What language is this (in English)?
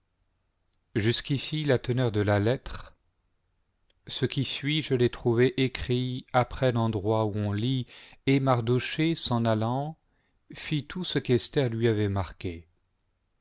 French